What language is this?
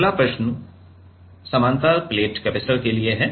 Hindi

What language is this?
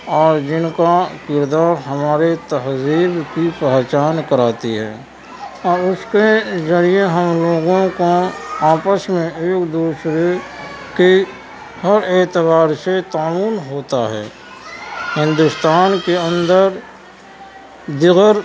Urdu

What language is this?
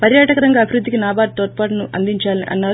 Telugu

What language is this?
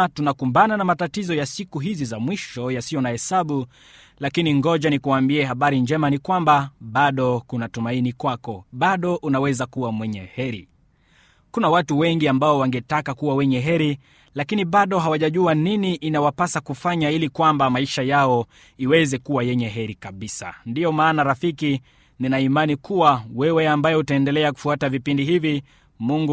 Swahili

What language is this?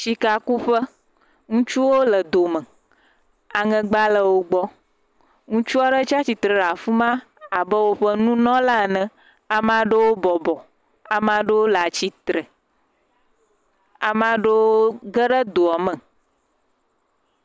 Ewe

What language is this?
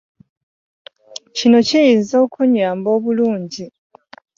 Ganda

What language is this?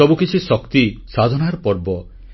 Odia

